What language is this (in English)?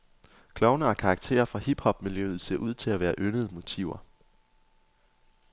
Danish